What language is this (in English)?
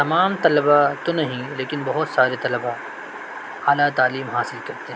Urdu